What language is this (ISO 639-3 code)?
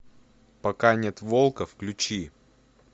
rus